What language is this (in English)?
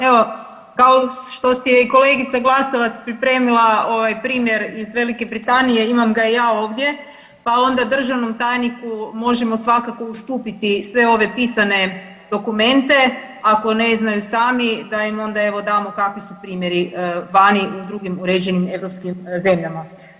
Croatian